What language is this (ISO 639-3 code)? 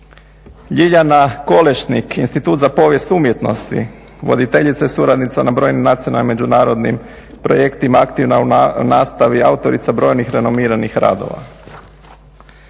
hrv